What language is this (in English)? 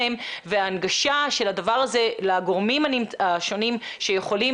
Hebrew